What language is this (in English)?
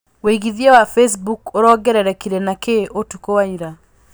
Kikuyu